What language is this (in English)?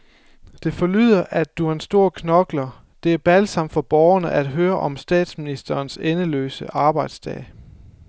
Danish